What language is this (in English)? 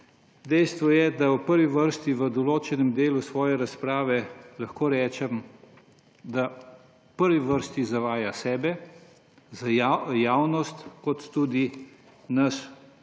Slovenian